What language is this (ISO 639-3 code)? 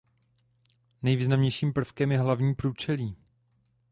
ces